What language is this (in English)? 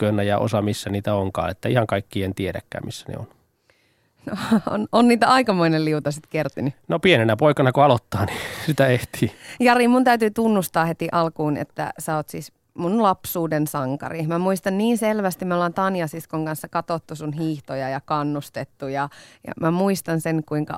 Finnish